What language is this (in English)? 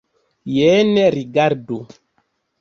Esperanto